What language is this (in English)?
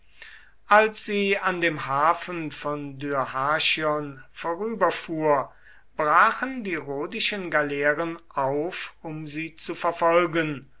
German